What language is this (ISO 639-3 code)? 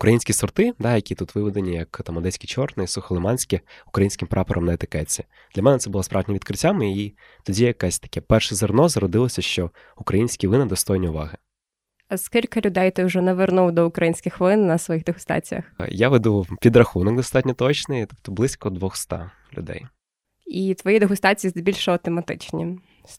ukr